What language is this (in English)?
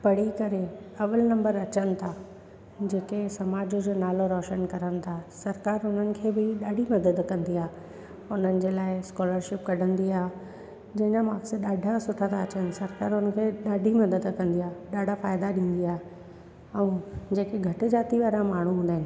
Sindhi